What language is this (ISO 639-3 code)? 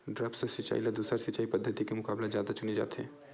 hne